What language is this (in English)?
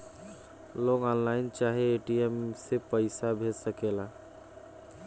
Bhojpuri